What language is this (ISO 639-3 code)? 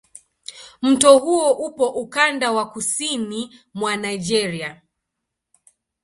swa